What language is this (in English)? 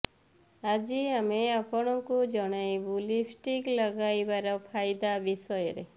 Odia